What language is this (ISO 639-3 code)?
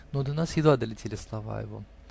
rus